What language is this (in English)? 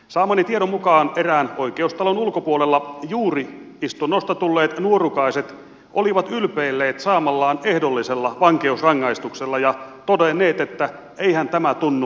Finnish